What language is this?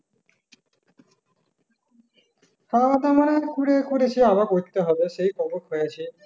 Bangla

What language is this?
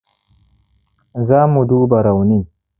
Hausa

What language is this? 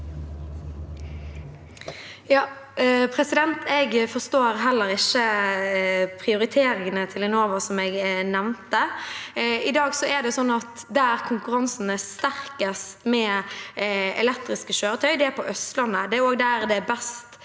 Norwegian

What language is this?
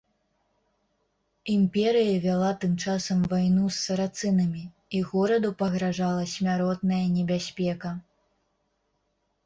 Belarusian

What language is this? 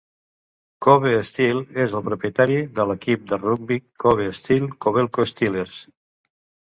Catalan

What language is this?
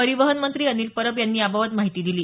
Marathi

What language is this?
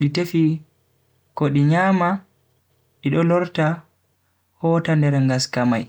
Bagirmi Fulfulde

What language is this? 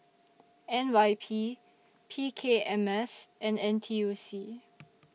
English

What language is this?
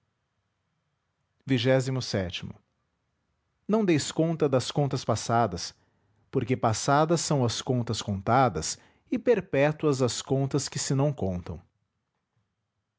Portuguese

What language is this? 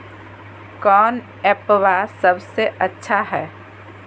Magahi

